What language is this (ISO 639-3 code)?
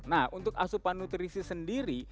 ind